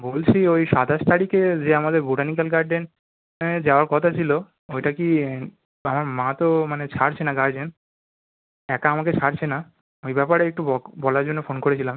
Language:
Bangla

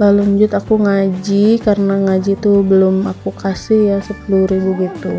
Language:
Indonesian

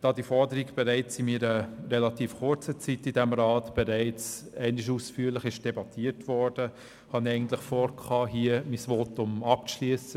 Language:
Swiss German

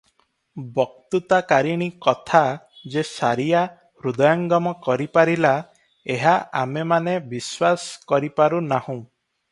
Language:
Odia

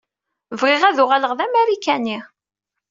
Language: Kabyle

